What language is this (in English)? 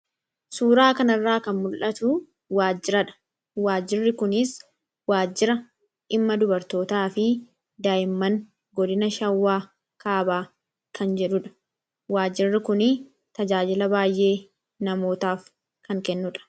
Oromo